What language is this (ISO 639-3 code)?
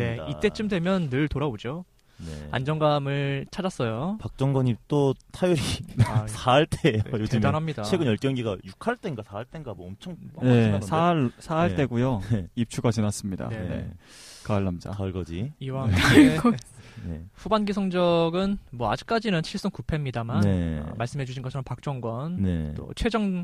kor